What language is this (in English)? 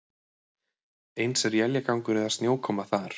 Icelandic